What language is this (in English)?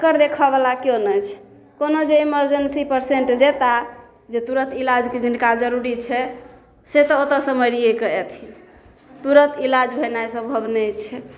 Maithili